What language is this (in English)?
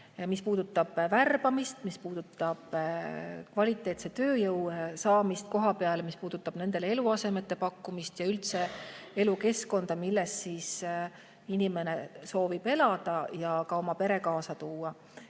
Estonian